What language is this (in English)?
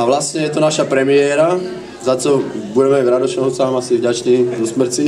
Ukrainian